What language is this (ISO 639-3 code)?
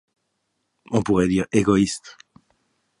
fra